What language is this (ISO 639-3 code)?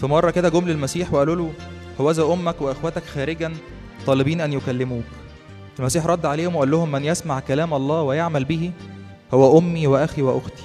ara